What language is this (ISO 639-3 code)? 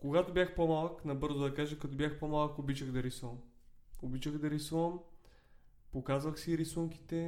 bul